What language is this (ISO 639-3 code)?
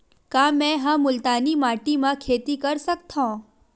hne